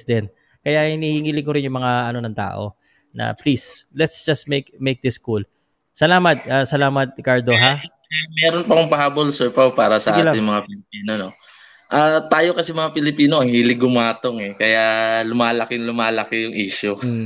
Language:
Filipino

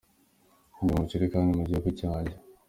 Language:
Kinyarwanda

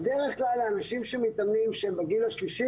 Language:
Hebrew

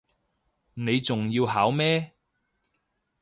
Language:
Cantonese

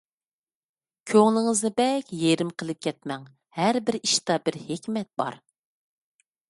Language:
Uyghur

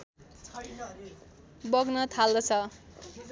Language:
Nepali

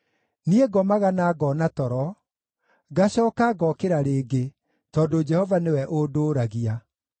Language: Kikuyu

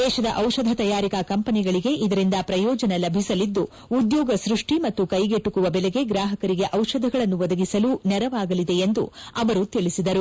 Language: Kannada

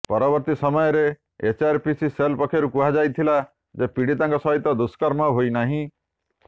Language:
Odia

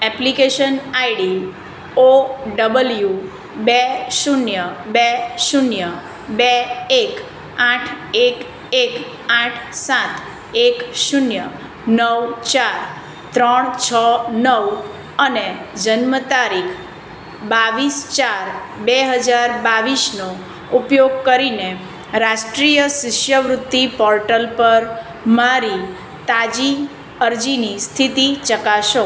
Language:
Gujarati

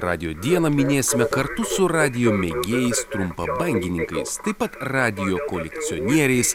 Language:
Lithuanian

